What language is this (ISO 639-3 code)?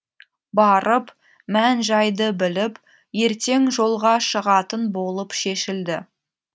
kaz